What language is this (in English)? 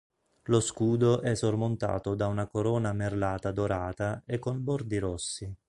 Italian